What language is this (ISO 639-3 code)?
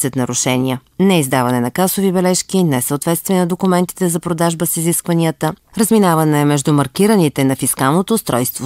bul